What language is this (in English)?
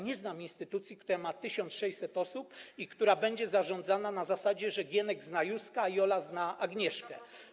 Polish